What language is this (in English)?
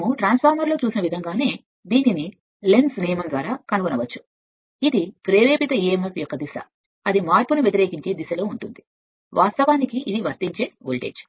Telugu